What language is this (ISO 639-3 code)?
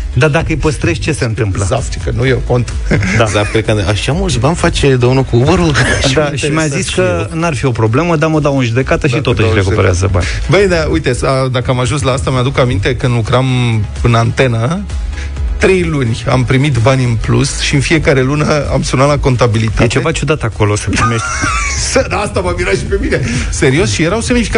ron